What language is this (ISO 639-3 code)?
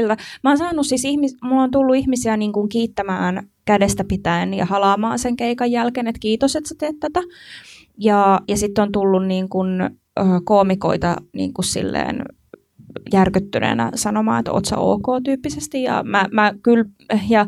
fin